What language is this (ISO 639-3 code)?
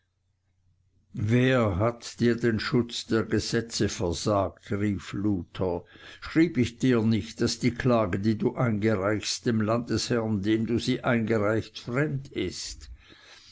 deu